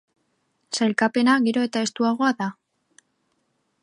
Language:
Basque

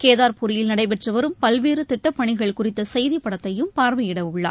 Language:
Tamil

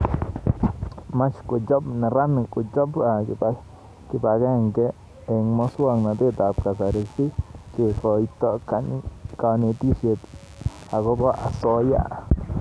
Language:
Kalenjin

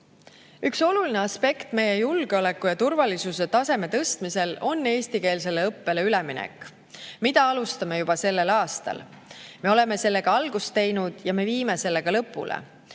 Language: Estonian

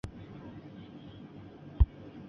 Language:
Chinese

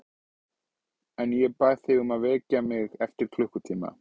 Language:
Icelandic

